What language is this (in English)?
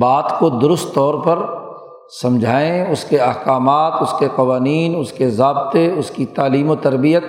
Urdu